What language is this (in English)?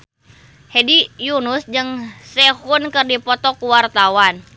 Sundanese